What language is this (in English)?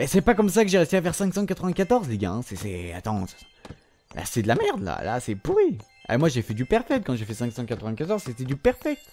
French